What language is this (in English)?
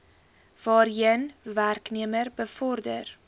Afrikaans